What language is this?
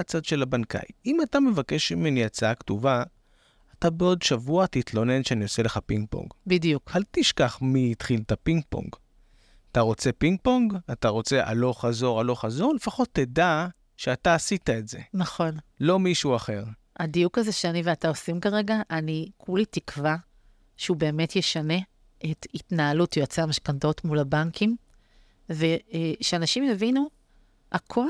Hebrew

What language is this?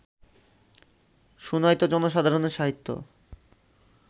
Bangla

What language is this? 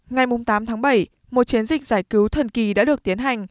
Vietnamese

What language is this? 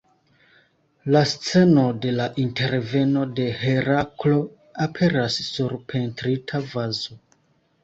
Esperanto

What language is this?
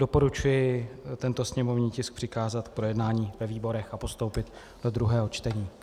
Czech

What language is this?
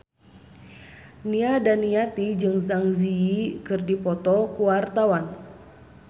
Sundanese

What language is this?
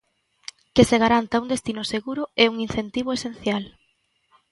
Galician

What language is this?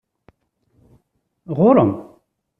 Kabyle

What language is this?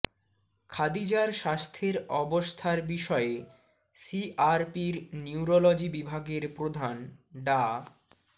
Bangla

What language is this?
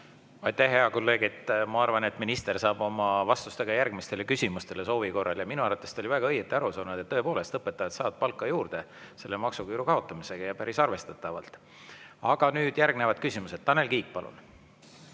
Estonian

